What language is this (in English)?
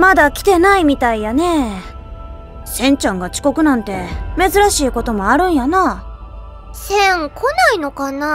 Japanese